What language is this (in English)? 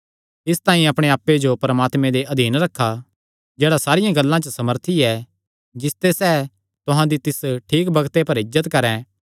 Kangri